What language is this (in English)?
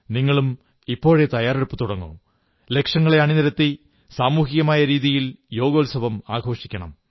Malayalam